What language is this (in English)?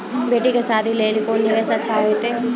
Maithili